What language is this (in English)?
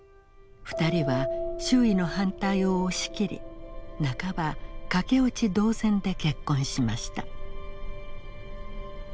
Japanese